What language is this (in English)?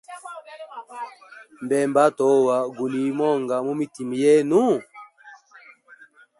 Hemba